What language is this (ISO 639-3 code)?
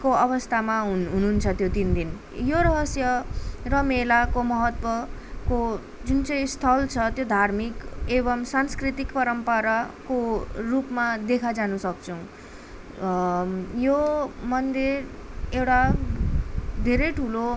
nep